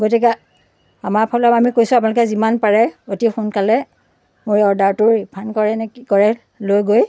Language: Assamese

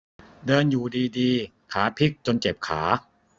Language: Thai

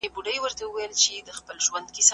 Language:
Pashto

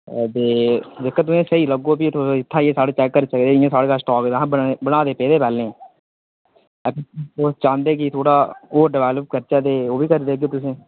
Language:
Dogri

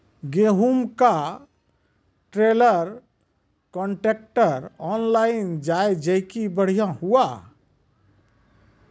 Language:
Maithili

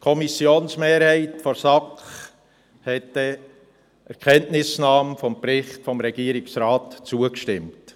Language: Swiss German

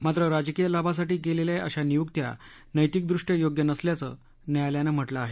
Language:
Marathi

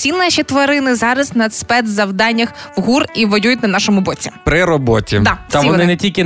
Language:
Ukrainian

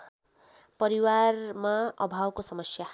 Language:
Nepali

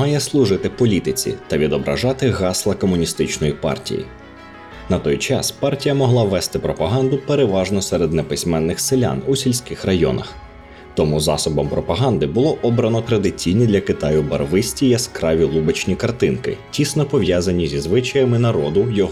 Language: Ukrainian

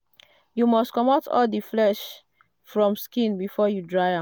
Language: Nigerian Pidgin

